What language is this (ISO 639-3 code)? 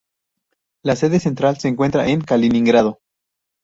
spa